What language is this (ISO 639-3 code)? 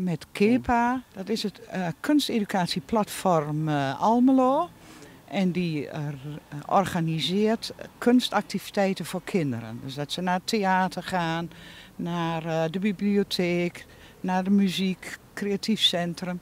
nld